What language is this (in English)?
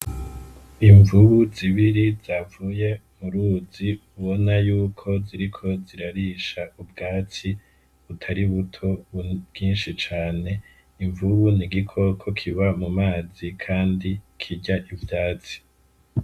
Rundi